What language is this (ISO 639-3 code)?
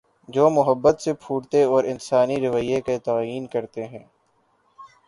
urd